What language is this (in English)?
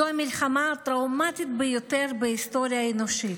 Hebrew